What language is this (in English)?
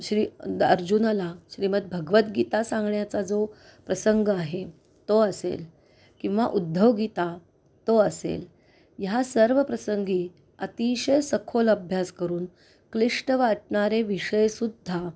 Marathi